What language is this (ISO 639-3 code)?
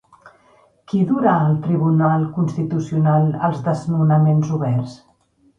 cat